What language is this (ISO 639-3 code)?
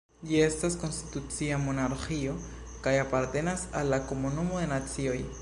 epo